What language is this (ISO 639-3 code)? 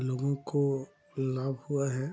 hin